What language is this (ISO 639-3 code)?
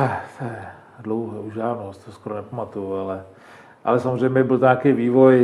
ces